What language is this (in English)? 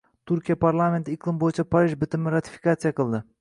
Uzbek